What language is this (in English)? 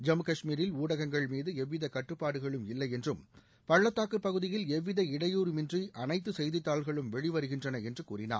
Tamil